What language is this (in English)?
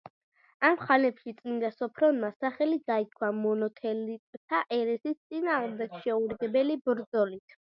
Georgian